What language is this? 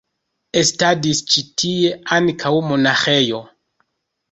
Esperanto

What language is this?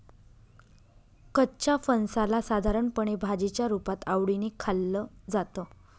Marathi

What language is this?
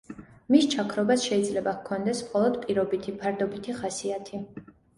Georgian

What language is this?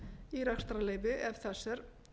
Icelandic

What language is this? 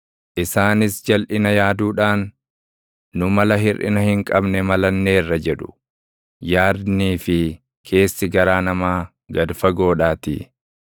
Oromo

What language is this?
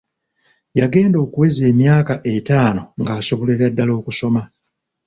Ganda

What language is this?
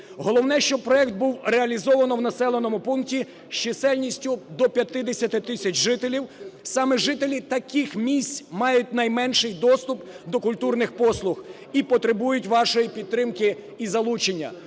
Ukrainian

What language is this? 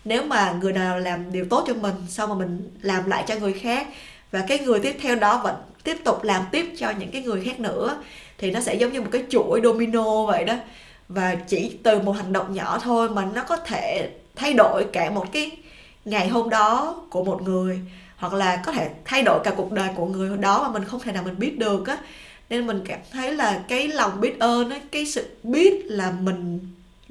Vietnamese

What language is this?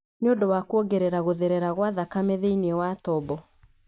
Kikuyu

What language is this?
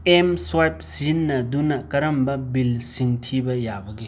Manipuri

